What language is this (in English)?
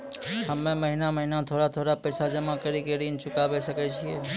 Maithili